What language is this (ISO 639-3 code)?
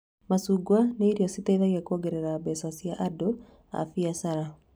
kik